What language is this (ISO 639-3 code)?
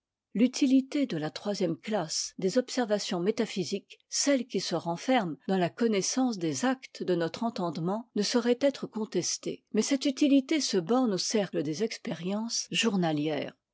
fra